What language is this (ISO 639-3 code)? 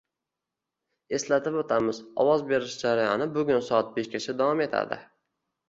uzb